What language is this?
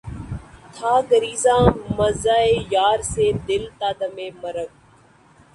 Urdu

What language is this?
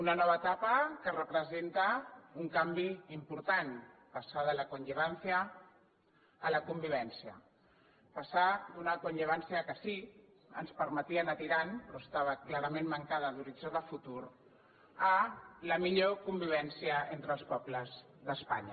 Catalan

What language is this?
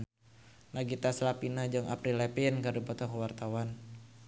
Sundanese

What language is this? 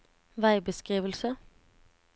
Norwegian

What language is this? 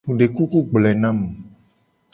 Gen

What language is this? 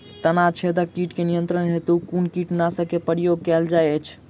Maithili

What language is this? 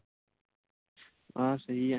Punjabi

